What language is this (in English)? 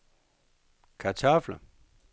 Danish